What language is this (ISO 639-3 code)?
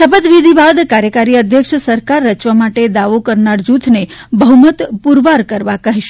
guj